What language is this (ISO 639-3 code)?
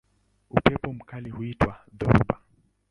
swa